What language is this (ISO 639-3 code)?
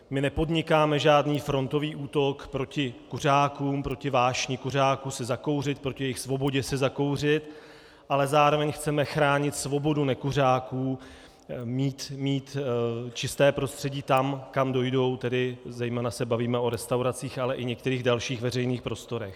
ces